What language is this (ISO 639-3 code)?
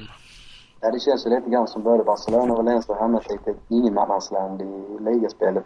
swe